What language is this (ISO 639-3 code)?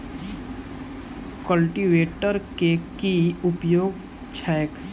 mai